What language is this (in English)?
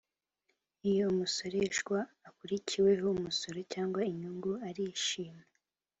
Kinyarwanda